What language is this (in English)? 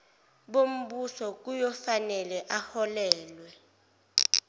Zulu